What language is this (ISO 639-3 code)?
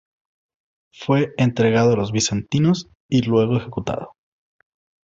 spa